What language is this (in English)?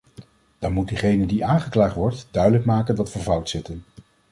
Dutch